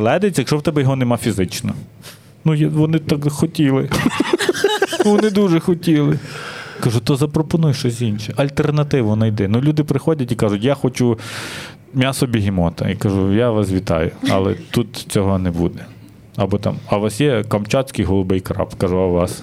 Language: Ukrainian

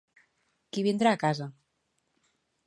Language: Catalan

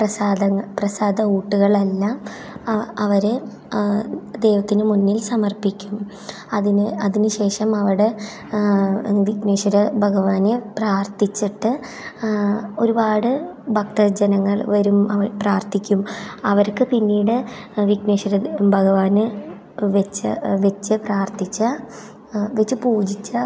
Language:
Malayalam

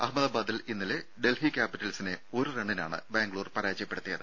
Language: Malayalam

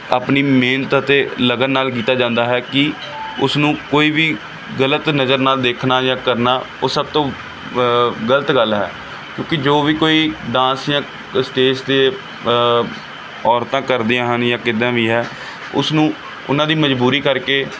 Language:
Punjabi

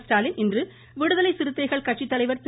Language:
Tamil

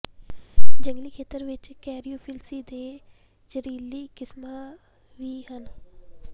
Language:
Punjabi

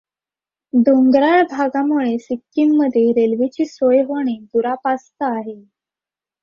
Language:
Marathi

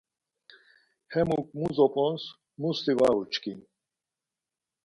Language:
Laz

